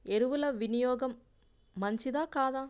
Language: Telugu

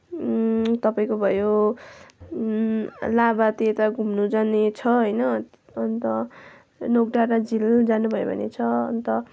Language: Nepali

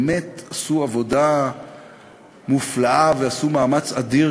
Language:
Hebrew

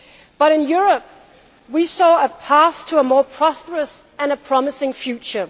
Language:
English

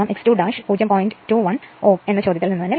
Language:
Malayalam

